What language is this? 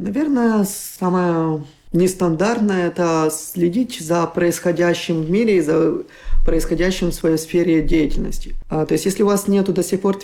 Russian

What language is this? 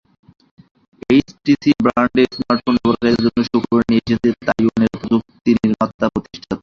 Bangla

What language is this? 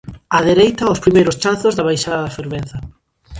Galician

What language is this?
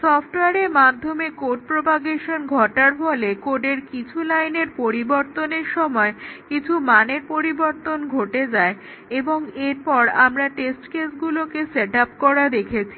Bangla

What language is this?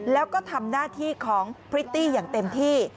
Thai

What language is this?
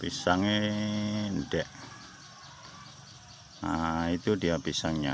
Indonesian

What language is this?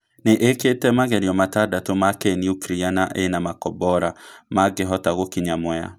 Kikuyu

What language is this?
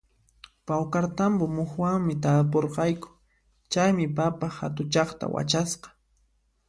Puno Quechua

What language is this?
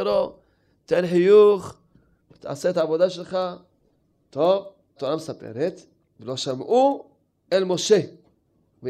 Hebrew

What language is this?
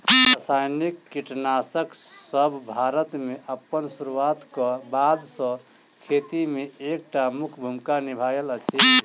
Maithili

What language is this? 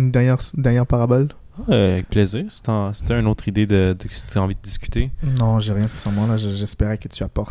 French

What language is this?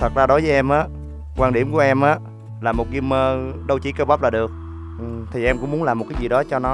Vietnamese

